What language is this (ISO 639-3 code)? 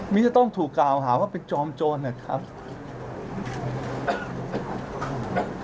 tha